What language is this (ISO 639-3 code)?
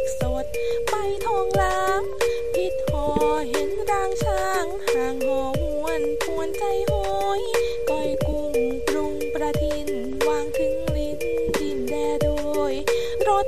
tha